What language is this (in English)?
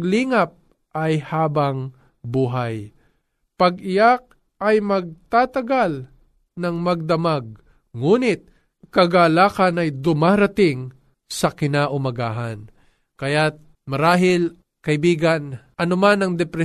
Filipino